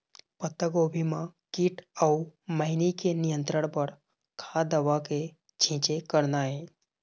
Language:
Chhattisgarhi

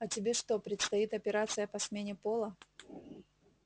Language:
Russian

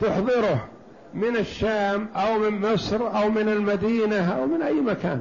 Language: Arabic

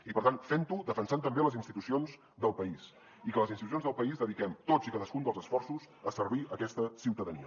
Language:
Catalan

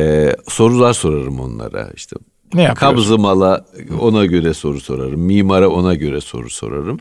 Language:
Turkish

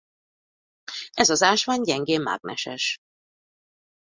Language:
Hungarian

